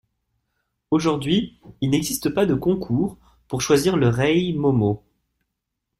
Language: French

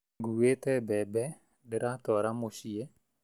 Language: Kikuyu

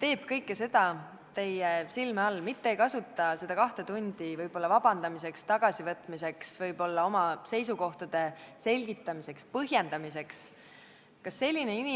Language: Estonian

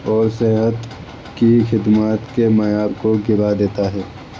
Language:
Urdu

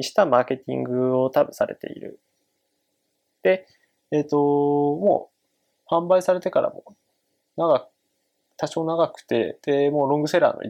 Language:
Japanese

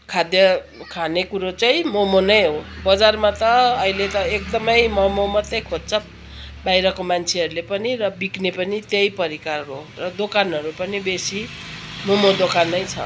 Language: Nepali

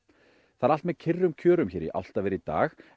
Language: Icelandic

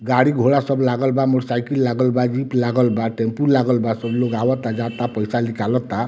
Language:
Bhojpuri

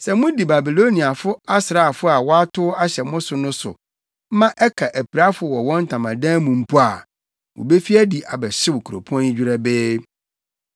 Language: Akan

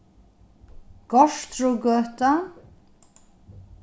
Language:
Faroese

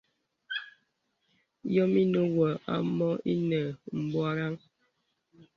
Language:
Bebele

